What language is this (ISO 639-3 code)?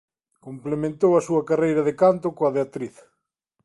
glg